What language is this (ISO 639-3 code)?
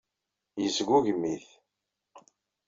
kab